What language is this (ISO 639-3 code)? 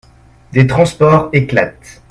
fra